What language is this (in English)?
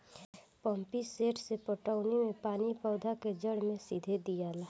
Bhojpuri